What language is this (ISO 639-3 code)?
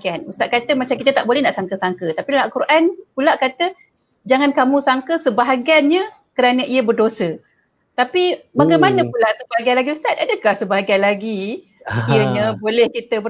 msa